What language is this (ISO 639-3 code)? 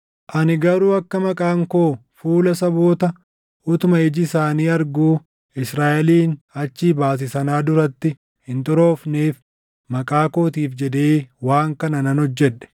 orm